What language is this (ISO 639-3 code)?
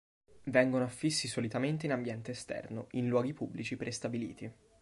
ita